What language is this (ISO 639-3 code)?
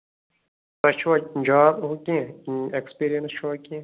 kas